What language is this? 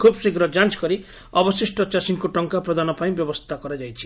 Odia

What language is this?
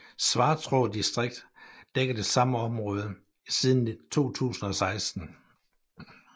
Danish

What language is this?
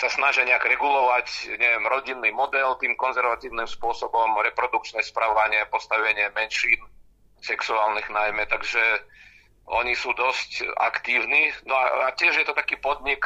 Czech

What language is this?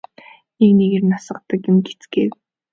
Mongolian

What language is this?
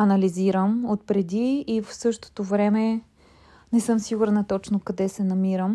Bulgarian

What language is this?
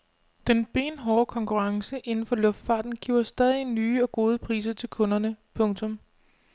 Danish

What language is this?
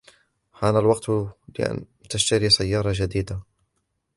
Arabic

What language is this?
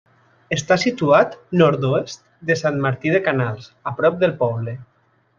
Catalan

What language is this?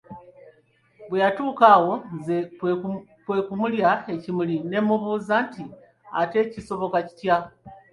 Ganda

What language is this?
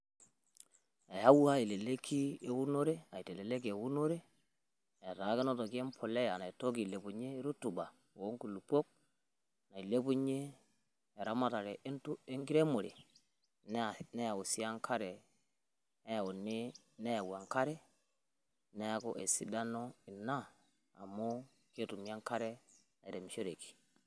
Masai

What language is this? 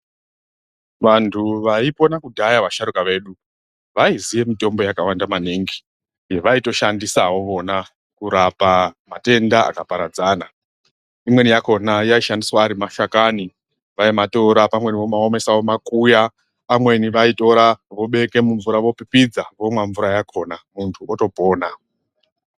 Ndau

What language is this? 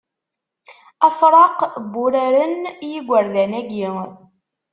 Kabyle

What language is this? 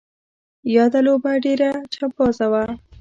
Pashto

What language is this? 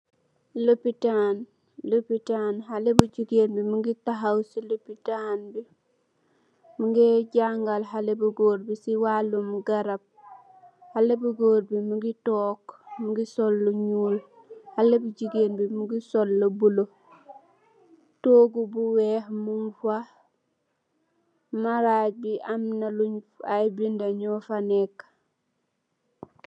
Wolof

